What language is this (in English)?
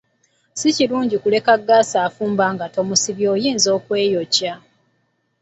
Ganda